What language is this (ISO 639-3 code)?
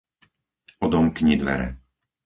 slk